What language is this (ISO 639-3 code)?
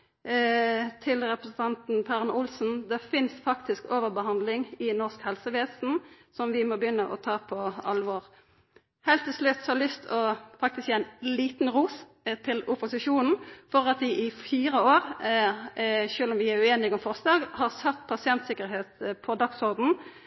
nno